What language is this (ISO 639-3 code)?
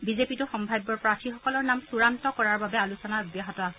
asm